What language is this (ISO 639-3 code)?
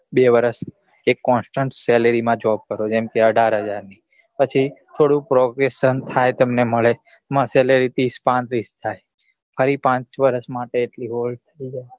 guj